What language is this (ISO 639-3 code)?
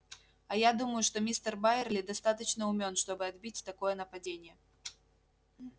rus